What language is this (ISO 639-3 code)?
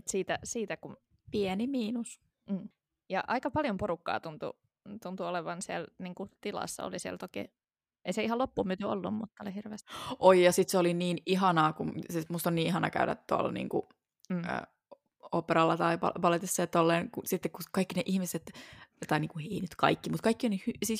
fin